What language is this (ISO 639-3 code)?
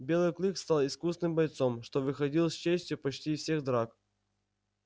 rus